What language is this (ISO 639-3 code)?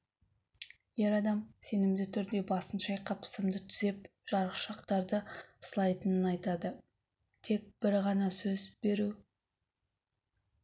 kaz